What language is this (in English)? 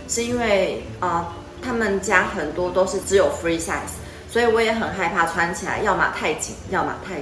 Chinese